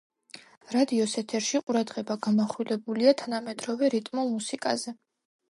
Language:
Georgian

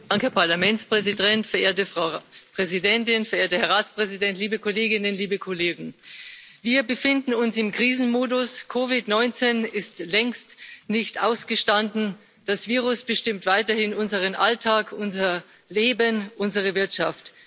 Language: German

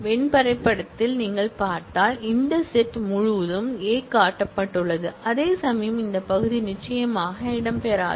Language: Tamil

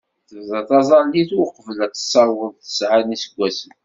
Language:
Kabyle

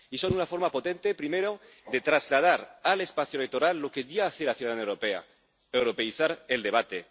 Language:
Spanish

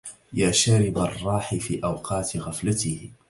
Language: Arabic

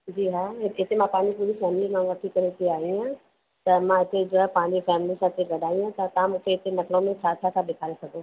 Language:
Sindhi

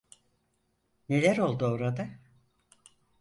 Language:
Turkish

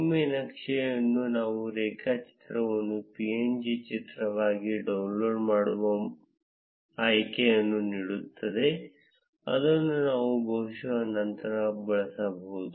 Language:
Kannada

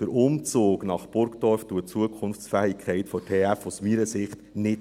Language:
Swiss German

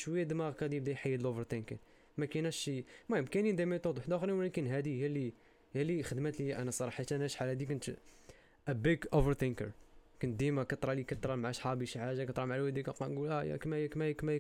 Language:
Arabic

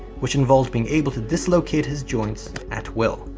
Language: English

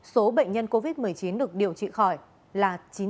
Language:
Vietnamese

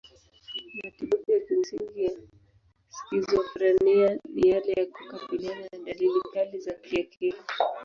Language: Swahili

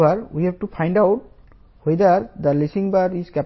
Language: Telugu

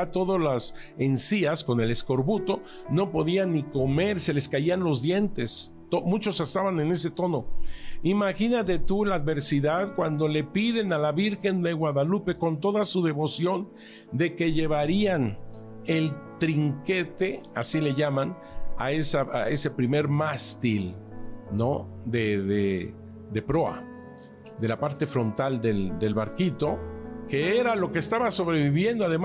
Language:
Spanish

